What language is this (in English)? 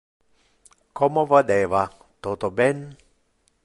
Interlingua